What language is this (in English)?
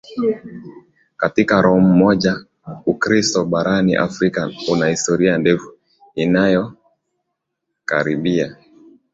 Swahili